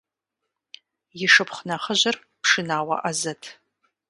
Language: Kabardian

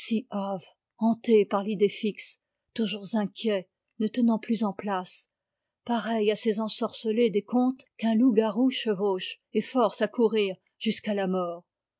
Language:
French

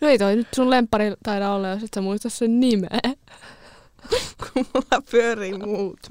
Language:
Finnish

